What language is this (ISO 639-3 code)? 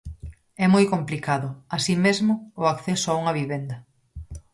glg